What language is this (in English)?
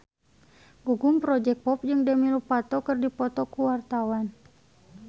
Sundanese